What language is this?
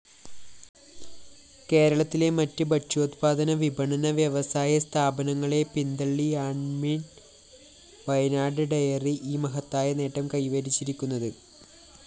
Malayalam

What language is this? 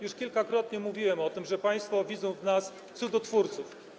Polish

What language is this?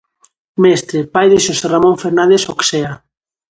Galician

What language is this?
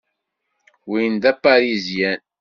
Kabyle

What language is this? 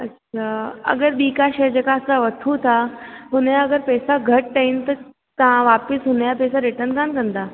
Sindhi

